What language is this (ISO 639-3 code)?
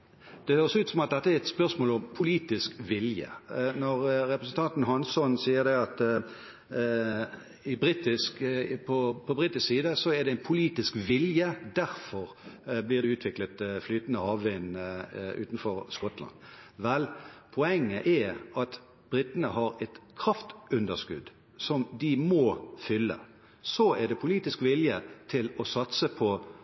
nob